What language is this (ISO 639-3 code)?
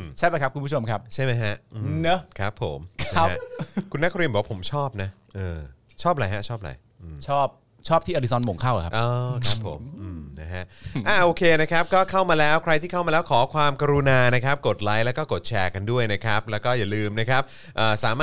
tha